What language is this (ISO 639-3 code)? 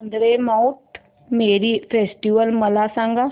mar